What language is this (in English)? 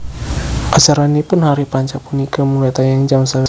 Javanese